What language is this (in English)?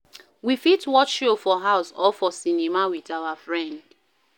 Nigerian Pidgin